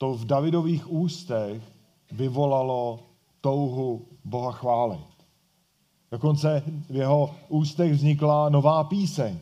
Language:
Czech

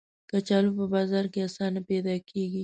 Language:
Pashto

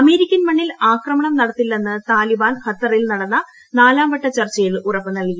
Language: Malayalam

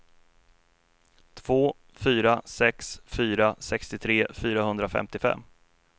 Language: Swedish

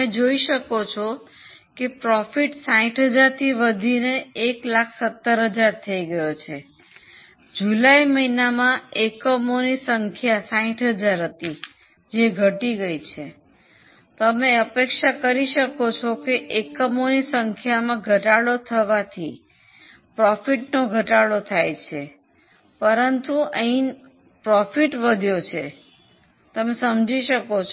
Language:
Gujarati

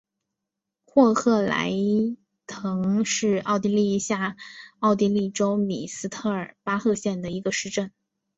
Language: Chinese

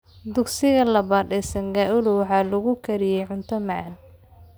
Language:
Somali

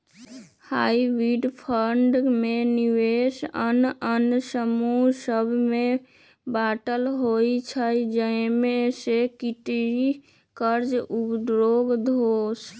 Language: Magahi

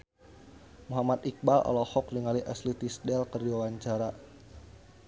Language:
Sundanese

